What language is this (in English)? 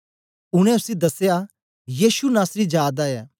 Dogri